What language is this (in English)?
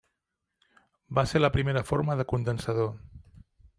Catalan